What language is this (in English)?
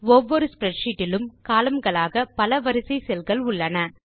Tamil